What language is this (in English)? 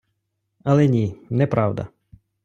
Ukrainian